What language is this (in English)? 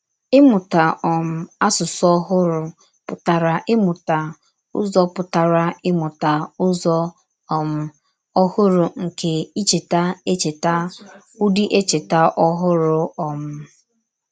Igbo